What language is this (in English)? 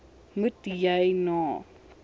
Afrikaans